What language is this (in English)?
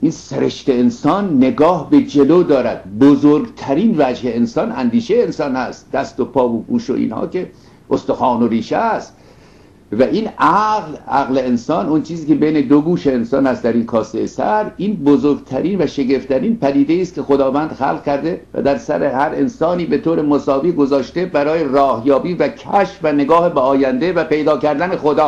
Persian